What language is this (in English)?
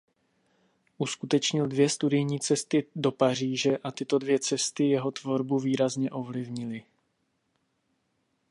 Czech